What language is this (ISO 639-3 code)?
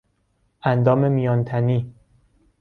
fas